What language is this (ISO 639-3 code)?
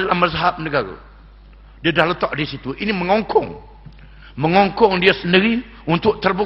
msa